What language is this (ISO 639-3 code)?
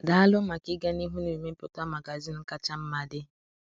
ibo